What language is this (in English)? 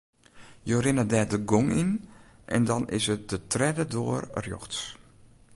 Western Frisian